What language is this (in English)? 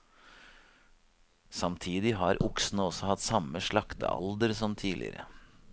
Norwegian